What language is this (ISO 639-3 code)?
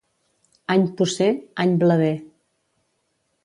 cat